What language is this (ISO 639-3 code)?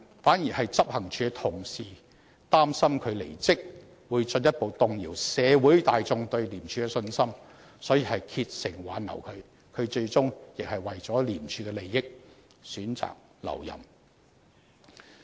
yue